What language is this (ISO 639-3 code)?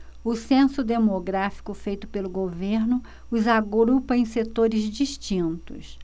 por